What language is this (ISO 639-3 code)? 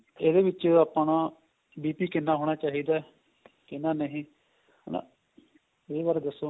pan